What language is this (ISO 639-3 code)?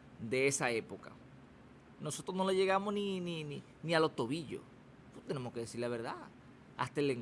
spa